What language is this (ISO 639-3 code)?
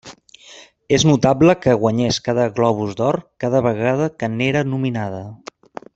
cat